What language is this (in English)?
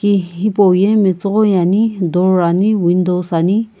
Sumi Naga